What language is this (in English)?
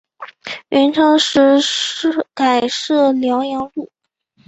Chinese